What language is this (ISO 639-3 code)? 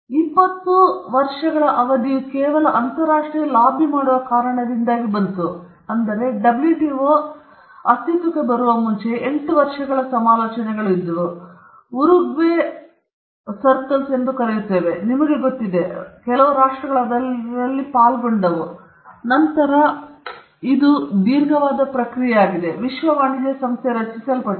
kan